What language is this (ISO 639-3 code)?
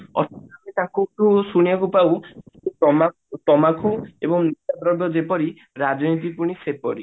ori